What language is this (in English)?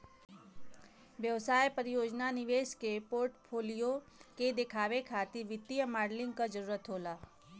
Bhojpuri